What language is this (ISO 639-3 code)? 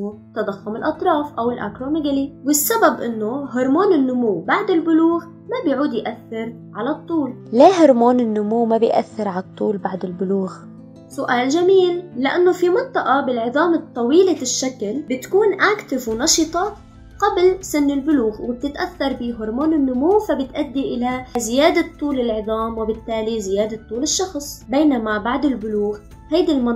ara